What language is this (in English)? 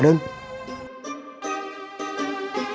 Indonesian